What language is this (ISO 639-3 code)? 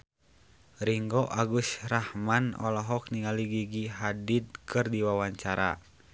sun